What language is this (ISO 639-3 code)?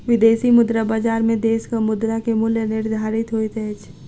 mai